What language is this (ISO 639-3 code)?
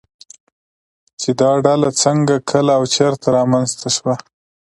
pus